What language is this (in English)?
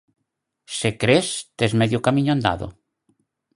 Galician